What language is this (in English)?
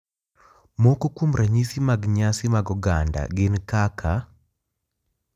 Luo (Kenya and Tanzania)